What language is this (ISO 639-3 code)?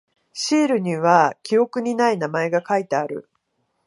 jpn